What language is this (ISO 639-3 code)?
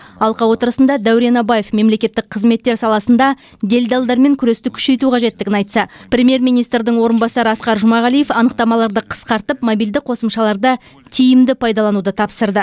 kaz